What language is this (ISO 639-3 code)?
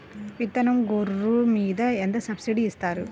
tel